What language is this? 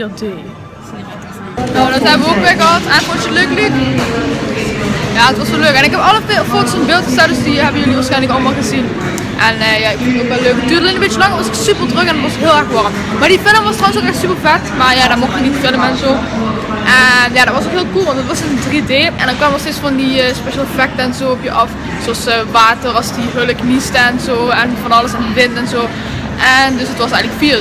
Dutch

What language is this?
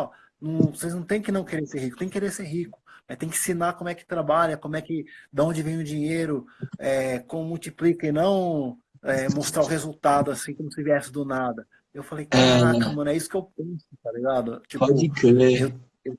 Portuguese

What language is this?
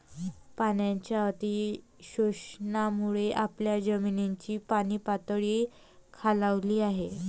Marathi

